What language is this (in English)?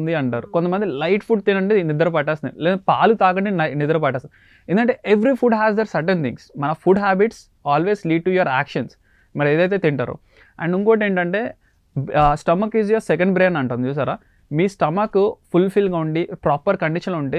Telugu